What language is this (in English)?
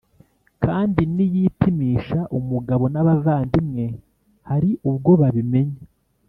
Kinyarwanda